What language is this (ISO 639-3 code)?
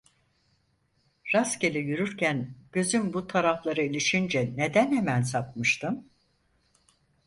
tur